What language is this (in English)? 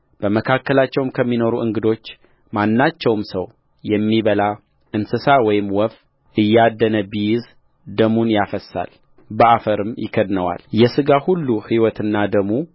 Amharic